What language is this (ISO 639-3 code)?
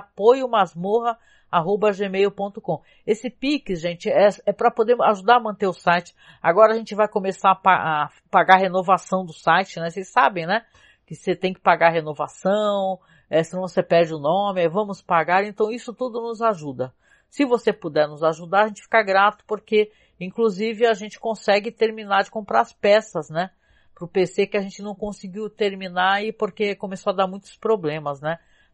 por